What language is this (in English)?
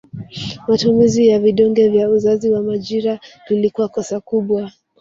Swahili